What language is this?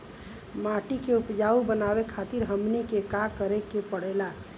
Bhojpuri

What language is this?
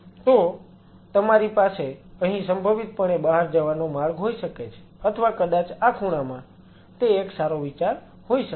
Gujarati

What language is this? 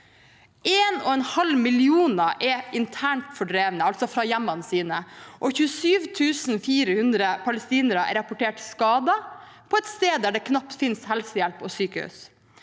Norwegian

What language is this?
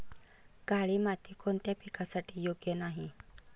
Marathi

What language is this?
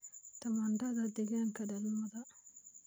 Somali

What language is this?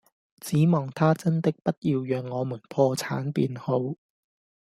Cantonese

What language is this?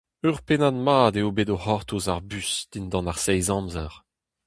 Breton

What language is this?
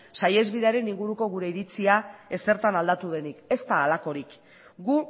Basque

